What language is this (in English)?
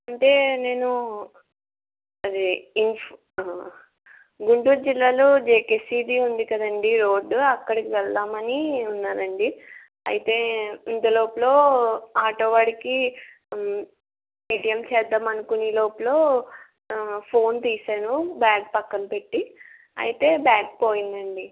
Telugu